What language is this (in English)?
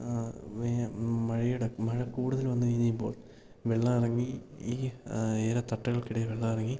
Malayalam